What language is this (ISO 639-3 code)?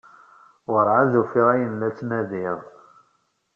kab